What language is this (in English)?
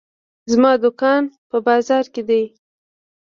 Pashto